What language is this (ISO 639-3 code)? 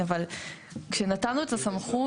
heb